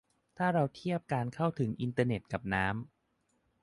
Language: Thai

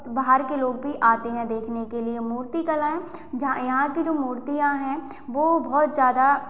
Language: Hindi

